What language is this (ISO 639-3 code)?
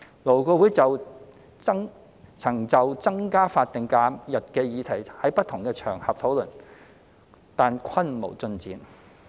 yue